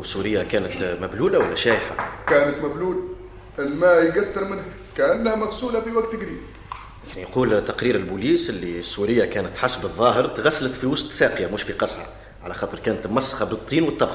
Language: Arabic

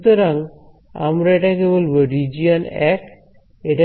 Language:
Bangla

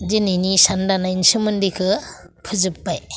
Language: Bodo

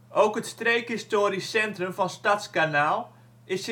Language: Dutch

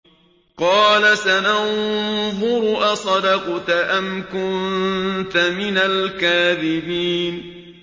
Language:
Arabic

